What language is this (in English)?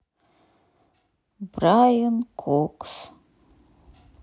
Russian